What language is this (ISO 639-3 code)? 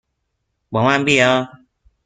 fas